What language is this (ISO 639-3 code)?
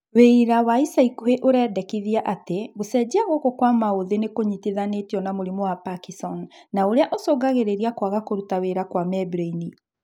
kik